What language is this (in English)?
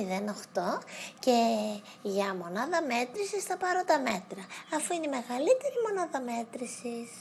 Greek